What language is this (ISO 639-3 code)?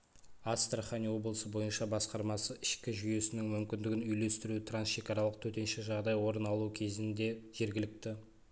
kaz